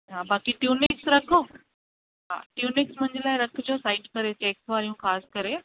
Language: Sindhi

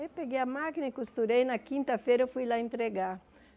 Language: Portuguese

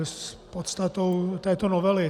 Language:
Czech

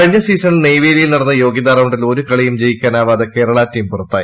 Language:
Malayalam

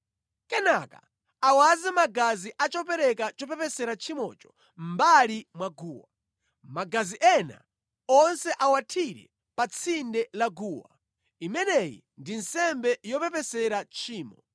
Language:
Nyanja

